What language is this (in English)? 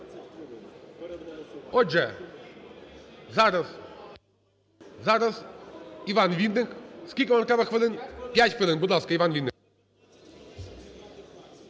Ukrainian